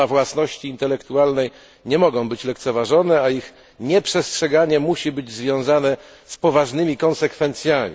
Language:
Polish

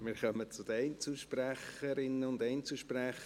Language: Swiss German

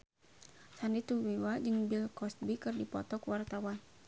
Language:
Sundanese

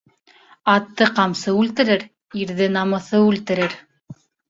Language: Bashkir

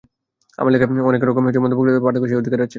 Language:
Bangla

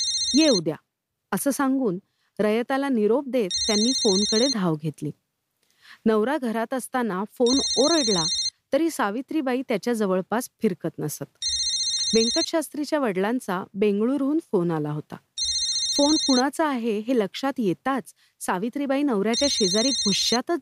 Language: Marathi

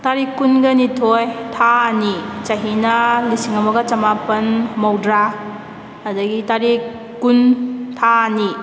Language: Manipuri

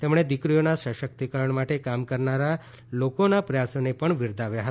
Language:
Gujarati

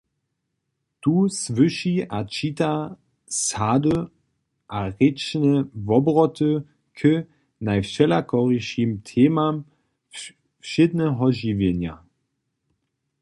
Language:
Upper Sorbian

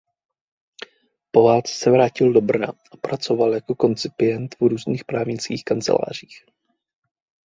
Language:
Czech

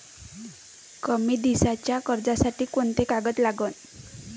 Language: Marathi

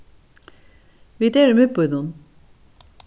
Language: Faroese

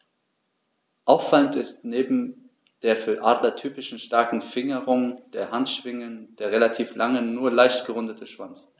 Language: German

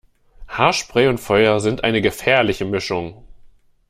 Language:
German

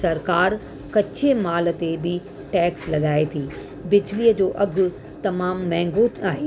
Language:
Sindhi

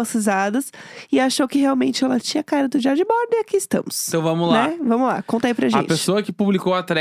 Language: Portuguese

